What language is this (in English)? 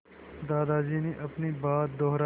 Hindi